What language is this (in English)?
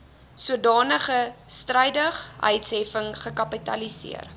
Afrikaans